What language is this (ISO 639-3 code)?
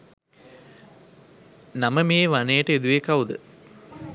sin